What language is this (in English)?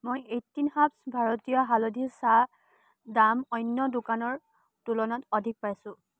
Assamese